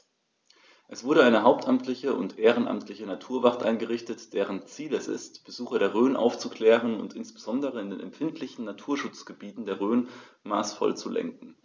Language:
German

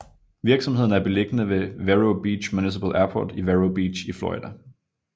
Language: Danish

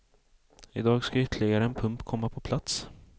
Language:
Swedish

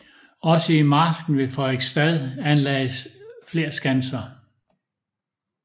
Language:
Danish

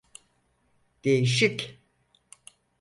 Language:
Turkish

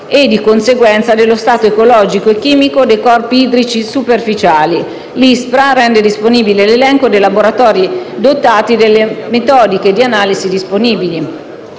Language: Italian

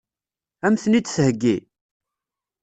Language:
Kabyle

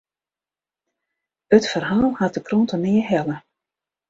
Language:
Western Frisian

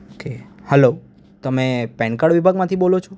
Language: Gujarati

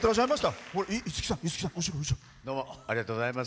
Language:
Japanese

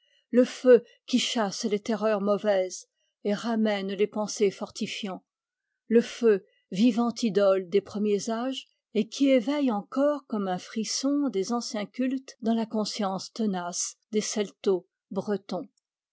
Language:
French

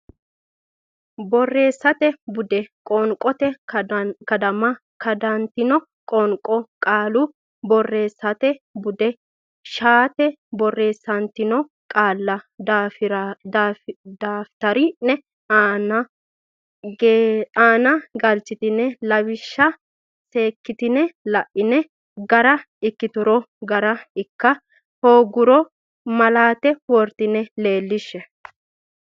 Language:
Sidamo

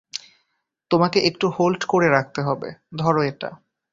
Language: Bangla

